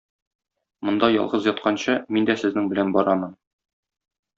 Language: Tatar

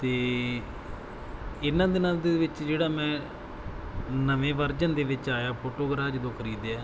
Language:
Punjabi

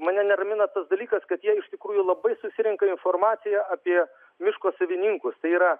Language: Lithuanian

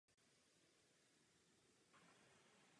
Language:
Czech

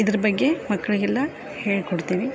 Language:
Kannada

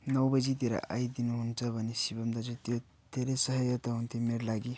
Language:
Nepali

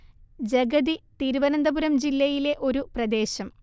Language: Malayalam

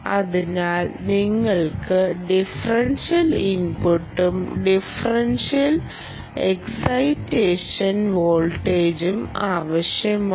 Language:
Malayalam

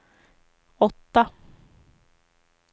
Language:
Swedish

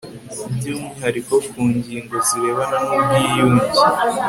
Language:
Kinyarwanda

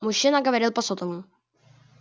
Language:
Russian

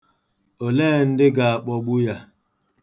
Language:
Igbo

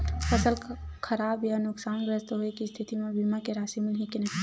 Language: Chhattisgarhi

